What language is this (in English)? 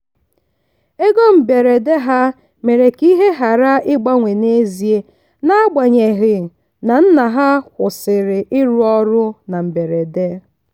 Igbo